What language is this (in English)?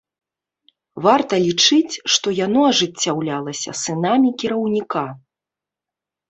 Belarusian